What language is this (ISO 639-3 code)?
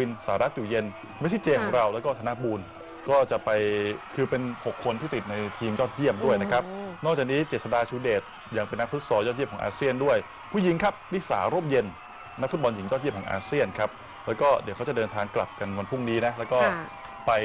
tha